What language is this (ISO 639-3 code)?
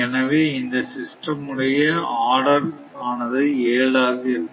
tam